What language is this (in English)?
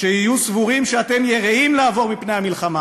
Hebrew